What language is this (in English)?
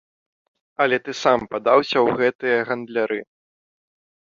Belarusian